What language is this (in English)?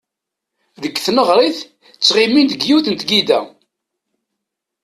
Kabyle